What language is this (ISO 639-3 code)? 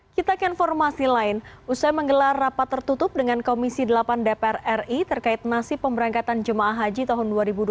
ind